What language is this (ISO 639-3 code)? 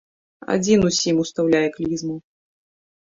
bel